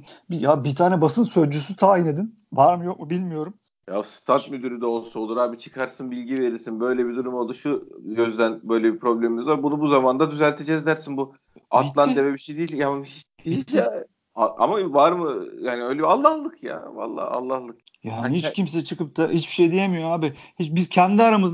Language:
Turkish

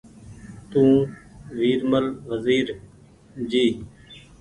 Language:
Goaria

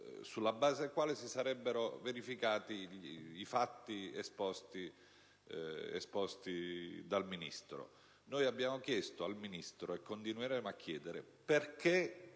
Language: Italian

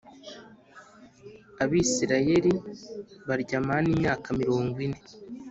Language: Kinyarwanda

